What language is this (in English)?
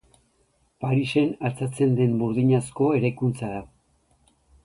Basque